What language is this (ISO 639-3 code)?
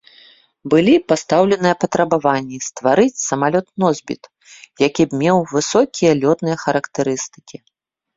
bel